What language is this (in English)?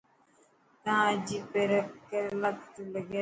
Dhatki